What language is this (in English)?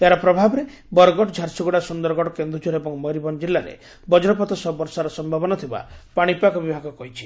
Odia